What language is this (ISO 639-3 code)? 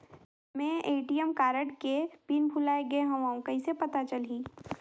hne